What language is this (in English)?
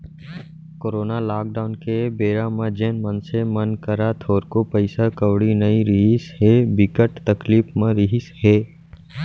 Chhattisgarhi